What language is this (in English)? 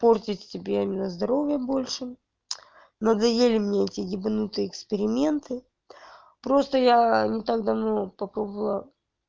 Russian